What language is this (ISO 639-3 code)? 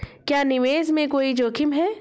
hin